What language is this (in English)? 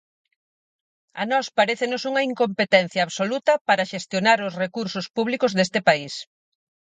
Galician